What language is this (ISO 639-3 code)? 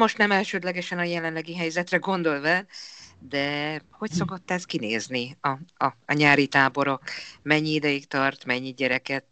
hun